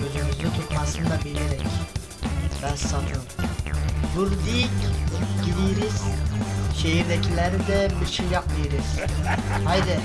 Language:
Turkish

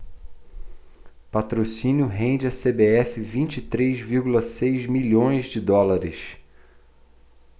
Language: Portuguese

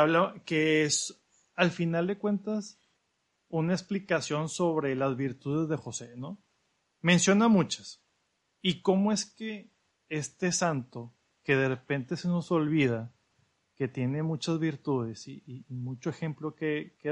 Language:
Spanish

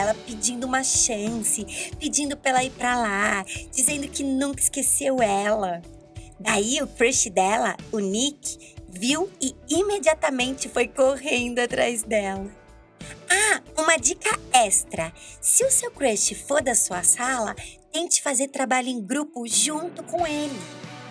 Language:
Portuguese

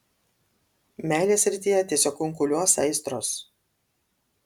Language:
Lithuanian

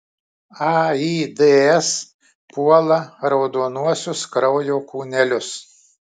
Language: Lithuanian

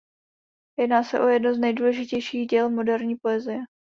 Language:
Czech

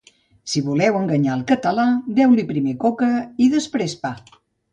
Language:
Catalan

